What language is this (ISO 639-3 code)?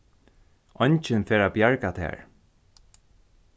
fao